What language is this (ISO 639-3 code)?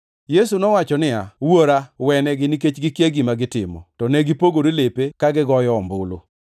luo